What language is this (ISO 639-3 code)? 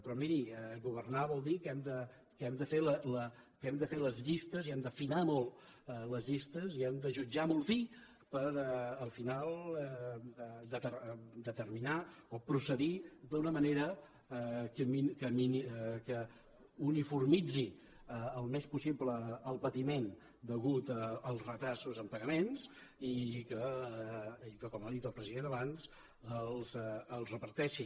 cat